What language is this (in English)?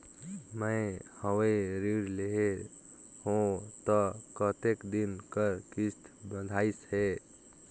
Chhattisgarhi